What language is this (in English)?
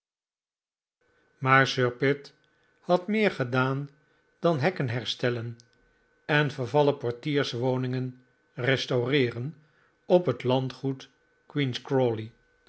Dutch